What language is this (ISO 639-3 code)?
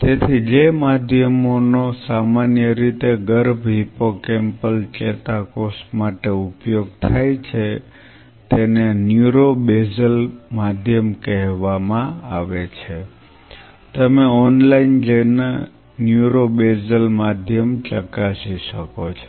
guj